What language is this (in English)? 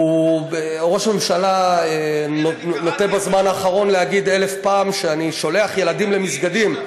Hebrew